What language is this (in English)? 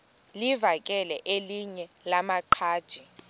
Xhosa